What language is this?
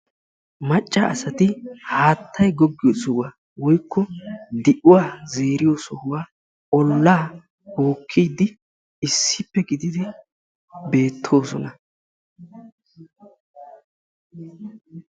Wolaytta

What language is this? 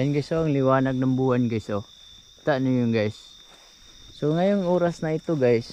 Filipino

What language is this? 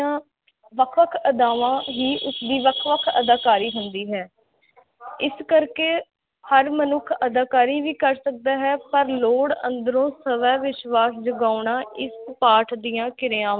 Punjabi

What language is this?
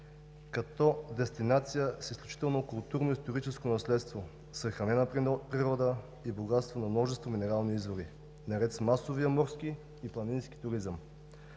Bulgarian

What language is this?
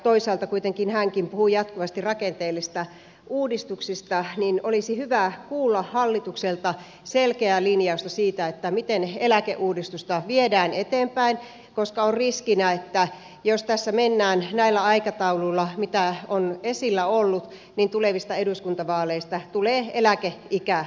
Finnish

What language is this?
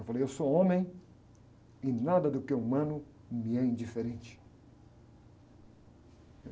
Portuguese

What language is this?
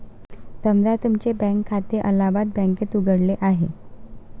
Marathi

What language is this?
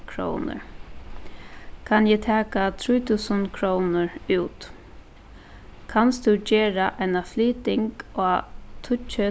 Faroese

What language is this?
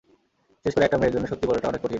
Bangla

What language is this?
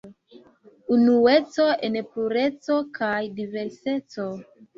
Esperanto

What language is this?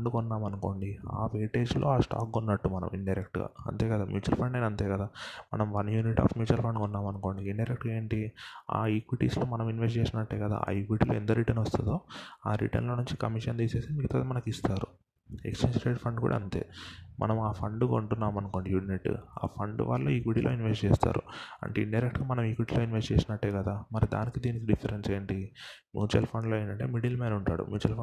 Telugu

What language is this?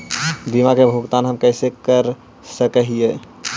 Magahi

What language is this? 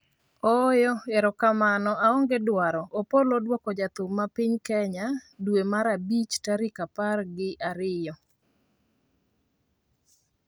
Luo (Kenya and Tanzania)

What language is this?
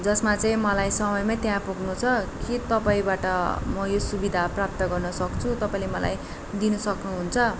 Nepali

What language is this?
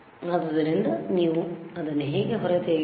Kannada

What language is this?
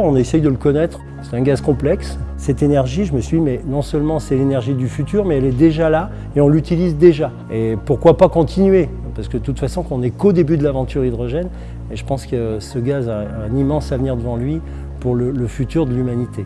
French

